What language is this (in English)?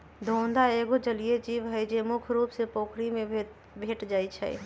Magahi